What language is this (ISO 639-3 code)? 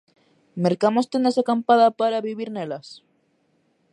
glg